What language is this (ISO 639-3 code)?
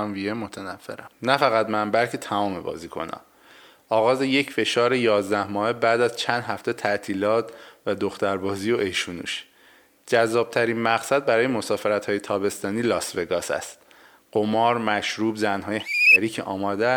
fas